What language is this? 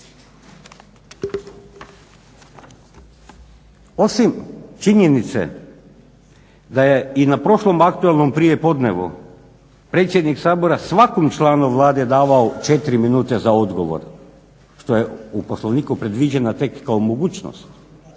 Croatian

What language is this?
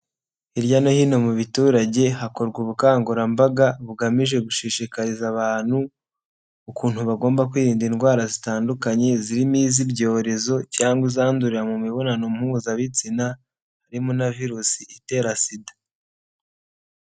Kinyarwanda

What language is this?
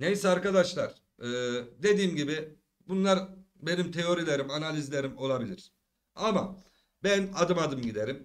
Turkish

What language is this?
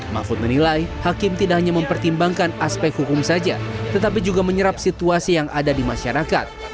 Indonesian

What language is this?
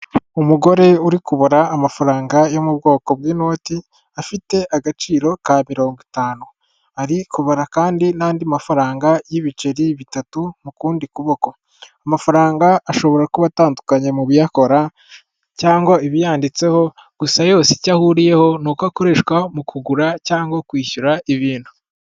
Kinyarwanda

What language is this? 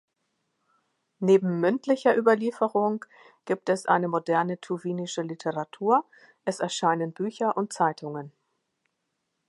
German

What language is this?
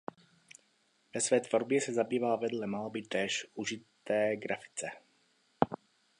Czech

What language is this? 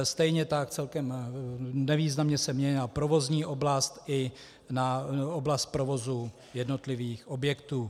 Czech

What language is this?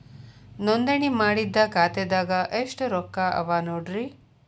Kannada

